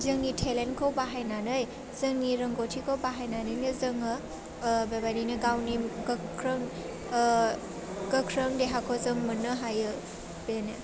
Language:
Bodo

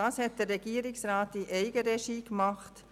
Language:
Swiss German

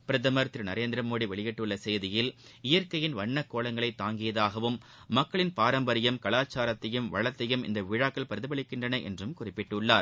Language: Tamil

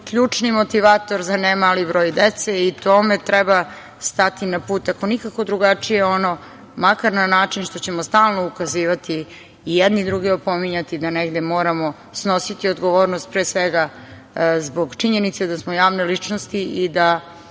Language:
Serbian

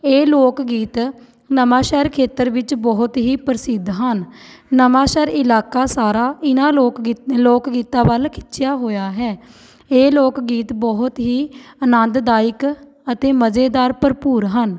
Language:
Punjabi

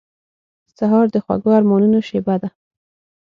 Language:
Pashto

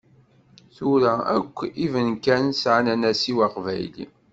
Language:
Kabyle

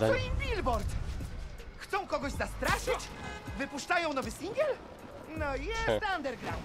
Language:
Polish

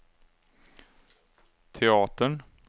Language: Swedish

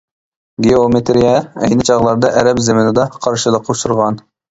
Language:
Uyghur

